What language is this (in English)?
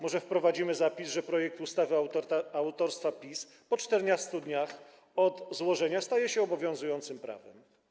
Polish